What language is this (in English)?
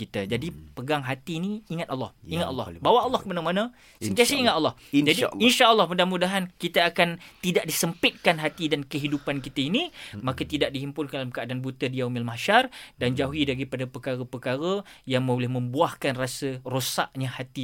Malay